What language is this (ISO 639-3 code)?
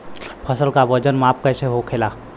bho